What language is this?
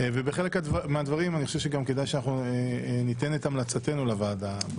Hebrew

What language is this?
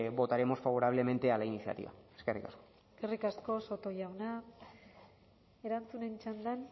Basque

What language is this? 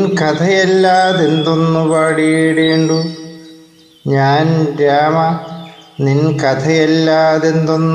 Malayalam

